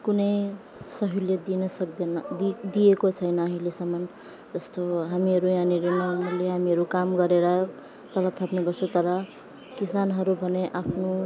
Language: Nepali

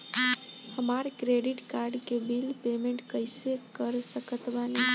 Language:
Bhojpuri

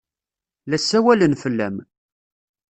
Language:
Kabyle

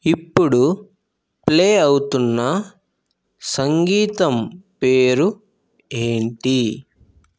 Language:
Telugu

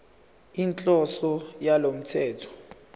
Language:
Zulu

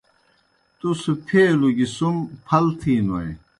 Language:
Kohistani Shina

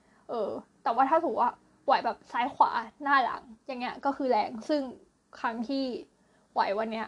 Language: Thai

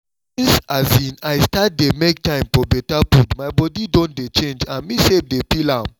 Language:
Nigerian Pidgin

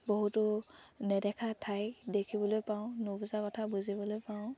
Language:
Assamese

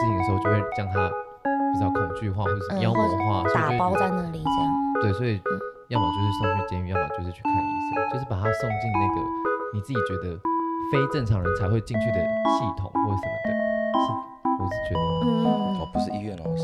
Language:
Chinese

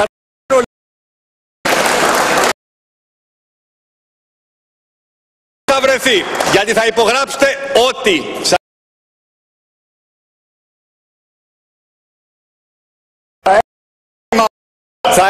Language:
Greek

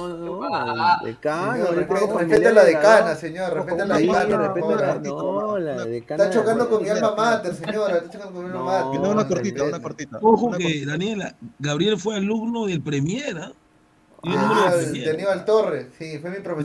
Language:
Spanish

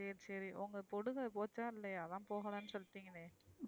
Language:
Tamil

